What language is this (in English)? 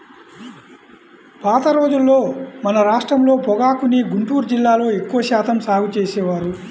Telugu